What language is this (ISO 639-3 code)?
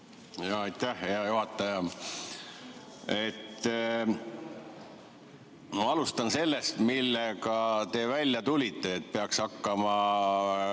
est